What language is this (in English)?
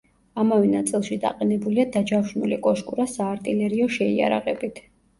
Georgian